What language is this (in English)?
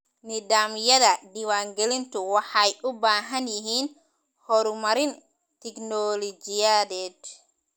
Somali